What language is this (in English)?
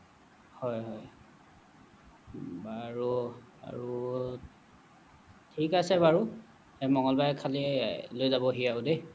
Assamese